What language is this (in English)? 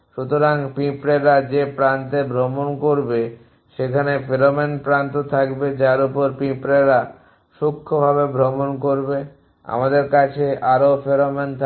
Bangla